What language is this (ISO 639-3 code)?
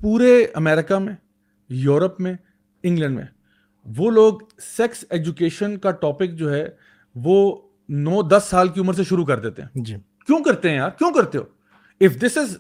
urd